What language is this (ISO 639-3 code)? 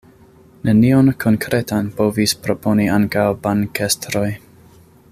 epo